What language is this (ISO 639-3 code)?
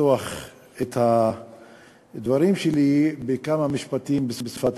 heb